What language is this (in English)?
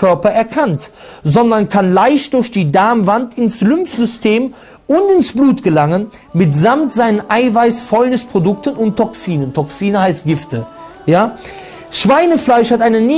German